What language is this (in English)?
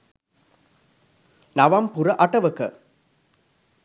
Sinhala